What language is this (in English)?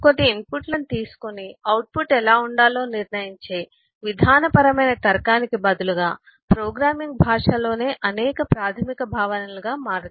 Telugu